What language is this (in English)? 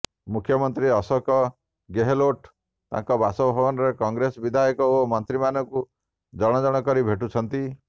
Odia